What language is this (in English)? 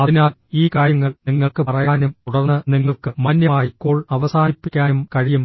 Malayalam